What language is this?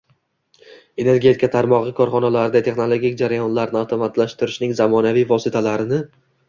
Uzbek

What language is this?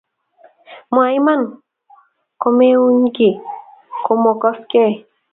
Kalenjin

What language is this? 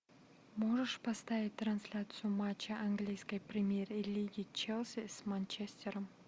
Russian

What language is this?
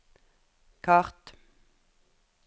Norwegian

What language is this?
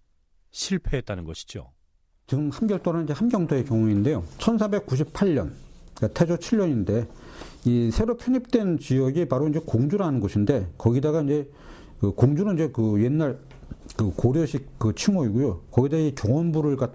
Korean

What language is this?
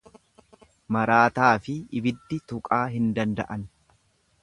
Oromo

